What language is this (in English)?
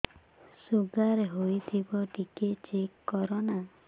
Odia